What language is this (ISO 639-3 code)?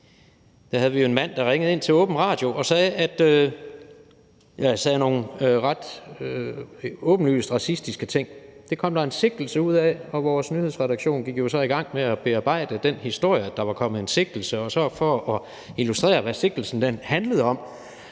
dan